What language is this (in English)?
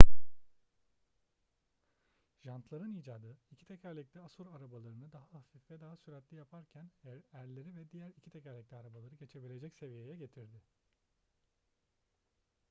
Turkish